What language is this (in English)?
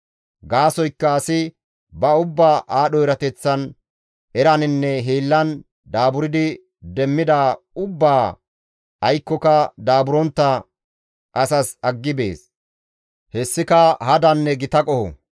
Gamo